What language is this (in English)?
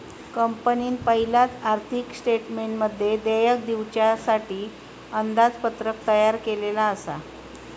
Marathi